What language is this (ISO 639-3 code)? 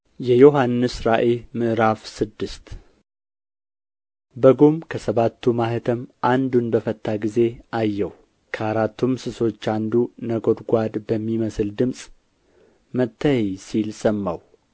amh